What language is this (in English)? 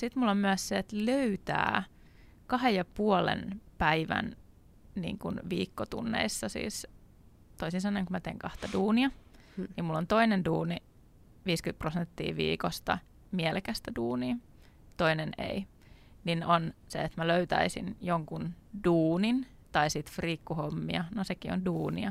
Finnish